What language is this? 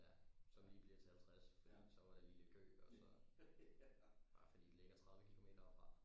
Danish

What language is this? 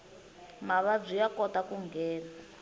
Tsonga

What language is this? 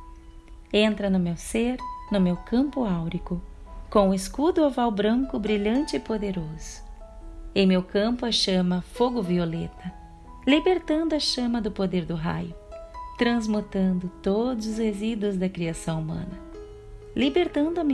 Portuguese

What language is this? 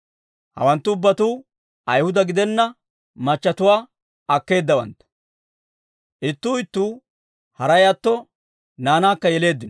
Dawro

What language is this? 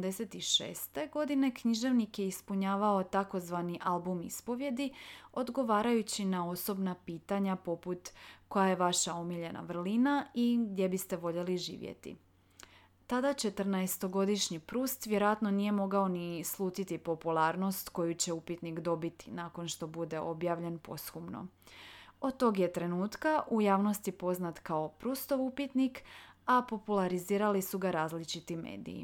Croatian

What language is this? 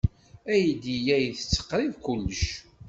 Kabyle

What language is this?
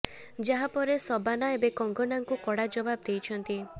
Odia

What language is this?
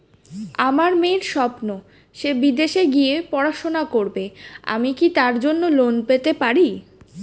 Bangla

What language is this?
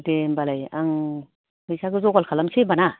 Bodo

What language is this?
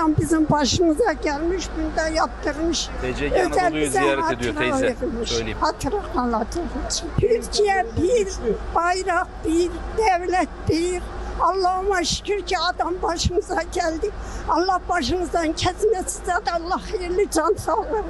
Turkish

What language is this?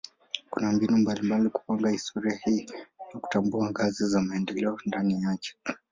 Swahili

